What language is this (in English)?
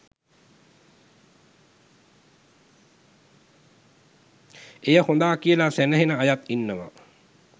Sinhala